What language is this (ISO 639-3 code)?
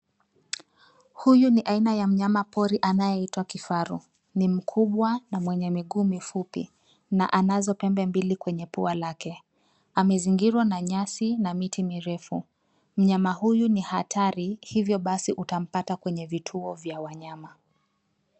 swa